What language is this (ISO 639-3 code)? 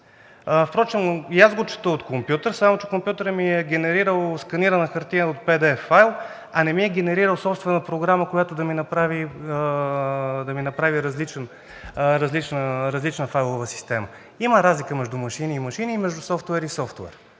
bul